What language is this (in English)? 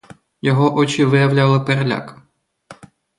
Ukrainian